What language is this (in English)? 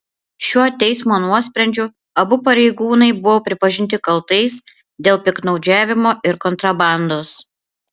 Lithuanian